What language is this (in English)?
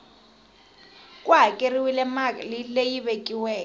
Tsonga